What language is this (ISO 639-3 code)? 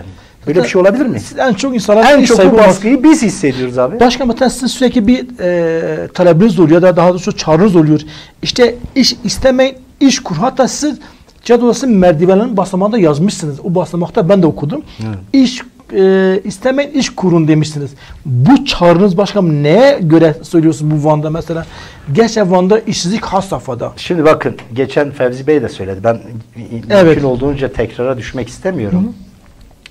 tur